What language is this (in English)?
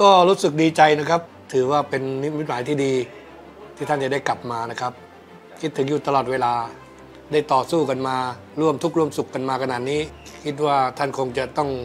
Thai